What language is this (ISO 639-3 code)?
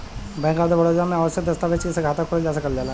bho